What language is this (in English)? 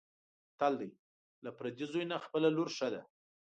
Pashto